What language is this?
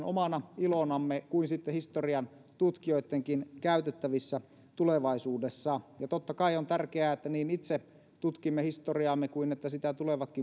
Finnish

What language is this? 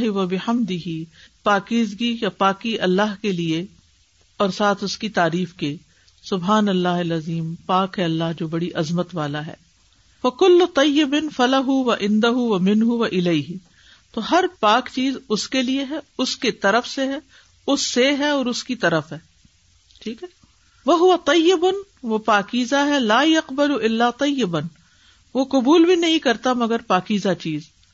Urdu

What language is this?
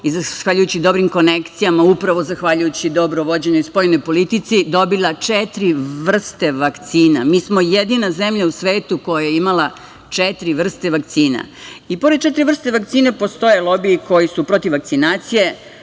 Serbian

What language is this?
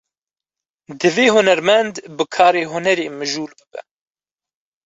Kurdish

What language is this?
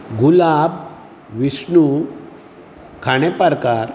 Konkani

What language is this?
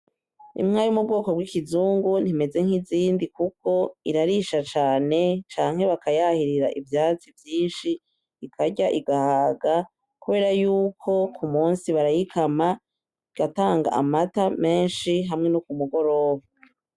Rundi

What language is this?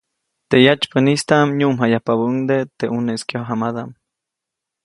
Copainalá Zoque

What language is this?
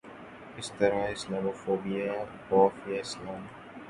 Urdu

